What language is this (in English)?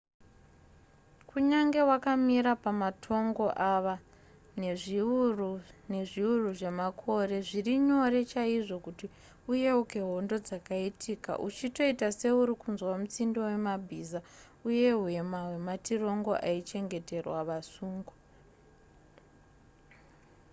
Shona